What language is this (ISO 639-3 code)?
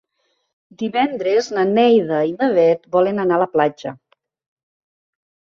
cat